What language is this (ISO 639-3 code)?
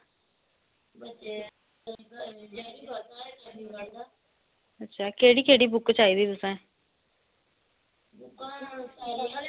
doi